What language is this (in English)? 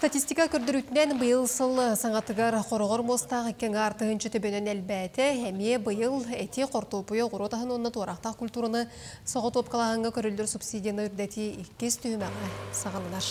Turkish